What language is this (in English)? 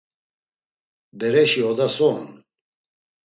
Laz